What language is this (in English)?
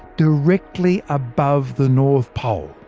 English